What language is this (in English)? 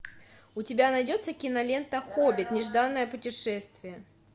Russian